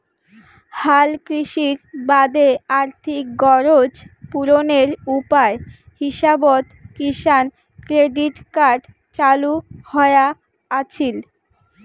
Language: Bangla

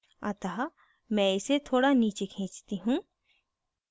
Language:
Hindi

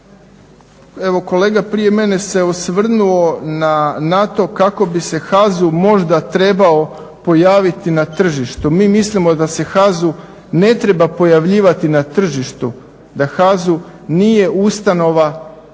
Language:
Croatian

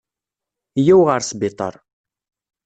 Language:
Kabyle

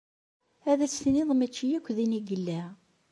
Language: Kabyle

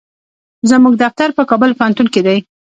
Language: Pashto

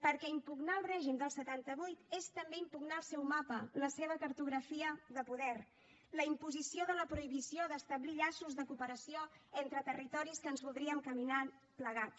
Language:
Catalan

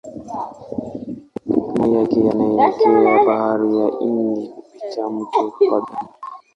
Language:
Swahili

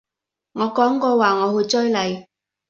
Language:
Cantonese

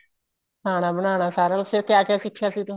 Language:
Punjabi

